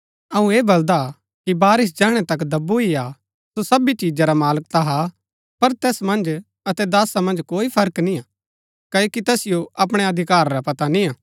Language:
Gaddi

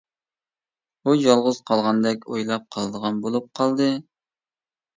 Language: Uyghur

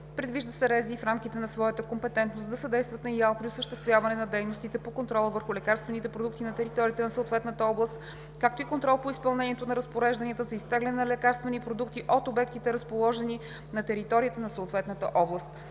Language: Bulgarian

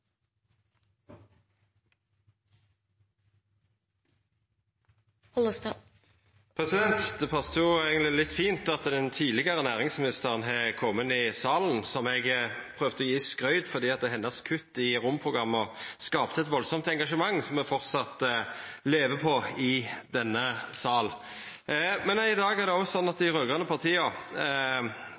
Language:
Norwegian Nynorsk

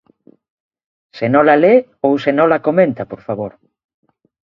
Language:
Galician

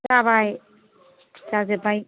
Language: Bodo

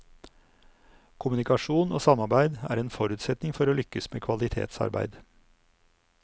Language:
Norwegian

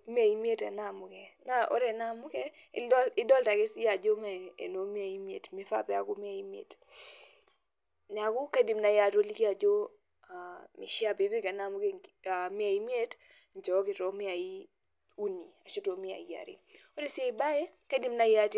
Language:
Masai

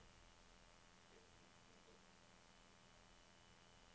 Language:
Norwegian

